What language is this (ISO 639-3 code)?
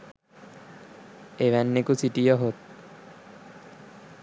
sin